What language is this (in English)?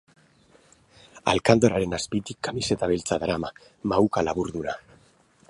Basque